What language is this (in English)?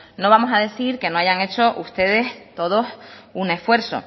Spanish